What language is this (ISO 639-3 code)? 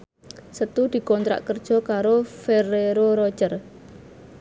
jav